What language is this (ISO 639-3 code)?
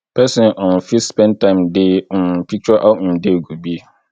pcm